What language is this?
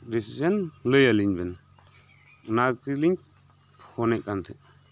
Santali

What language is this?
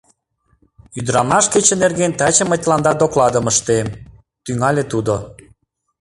Mari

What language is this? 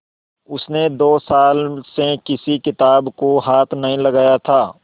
Hindi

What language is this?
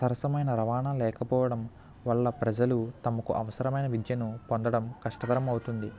Telugu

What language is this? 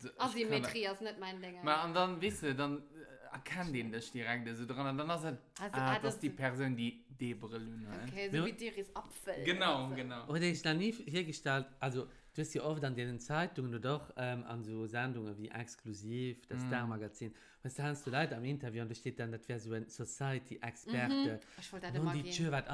German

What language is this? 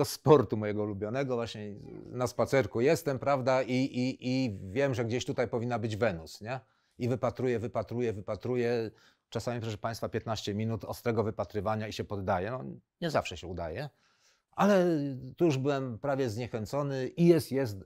Polish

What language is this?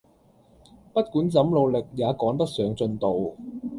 Cantonese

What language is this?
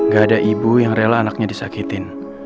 Indonesian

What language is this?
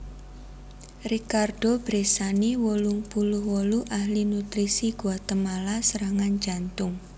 Javanese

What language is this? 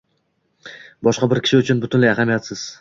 Uzbek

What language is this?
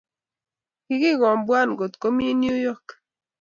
Kalenjin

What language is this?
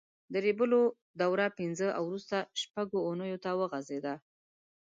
Pashto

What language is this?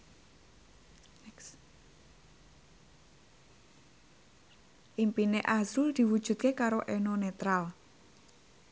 Javanese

